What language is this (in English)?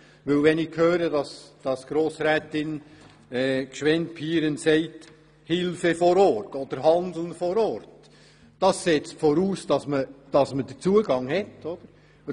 Swiss German